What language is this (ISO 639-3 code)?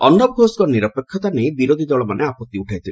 ori